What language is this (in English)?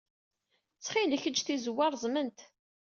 Kabyle